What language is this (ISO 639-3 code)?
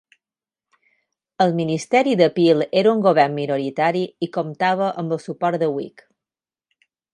cat